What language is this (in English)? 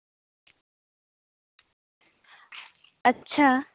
Santali